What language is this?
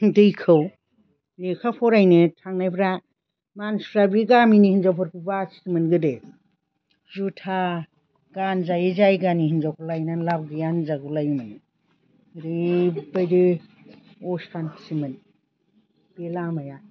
Bodo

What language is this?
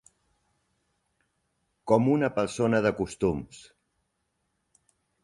Catalan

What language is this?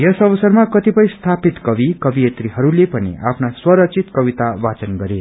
Nepali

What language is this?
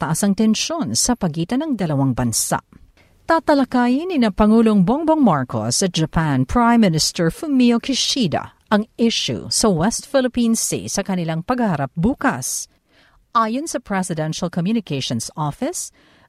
Filipino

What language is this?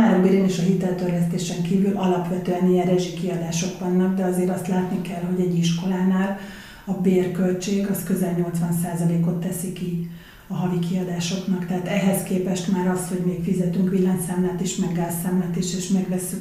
Hungarian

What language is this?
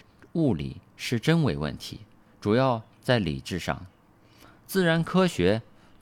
Chinese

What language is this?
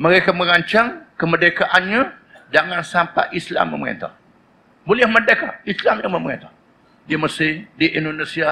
Malay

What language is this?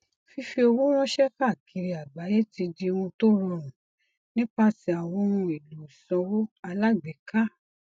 Yoruba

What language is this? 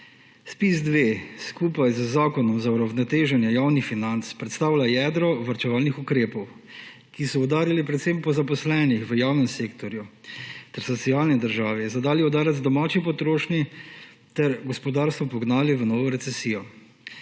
Slovenian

